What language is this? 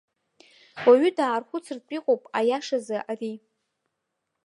Abkhazian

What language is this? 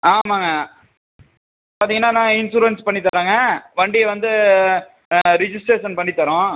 Tamil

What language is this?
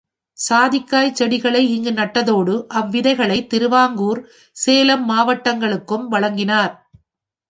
Tamil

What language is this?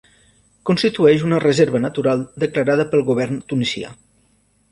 Catalan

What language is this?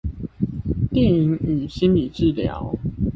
Chinese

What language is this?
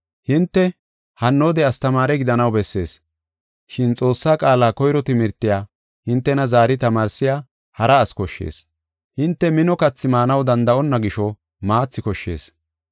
Gofa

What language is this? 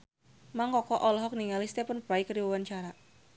Sundanese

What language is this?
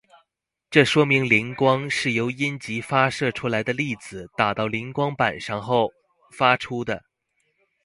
Chinese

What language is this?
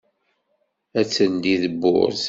Kabyle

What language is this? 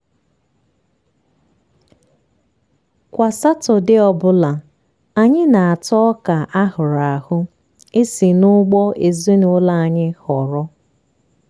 Igbo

